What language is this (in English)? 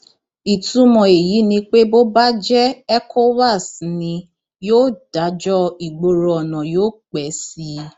Yoruba